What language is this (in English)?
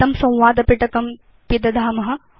Sanskrit